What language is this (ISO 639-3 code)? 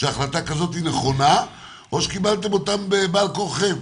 heb